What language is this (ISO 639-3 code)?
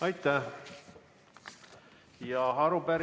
est